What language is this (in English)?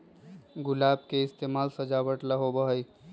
Magahi